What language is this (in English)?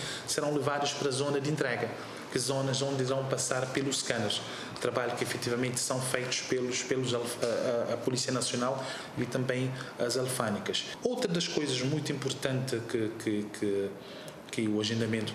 Portuguese